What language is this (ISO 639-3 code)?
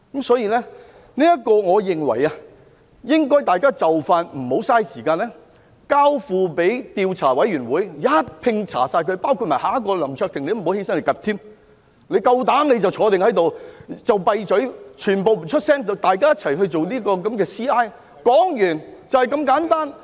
yue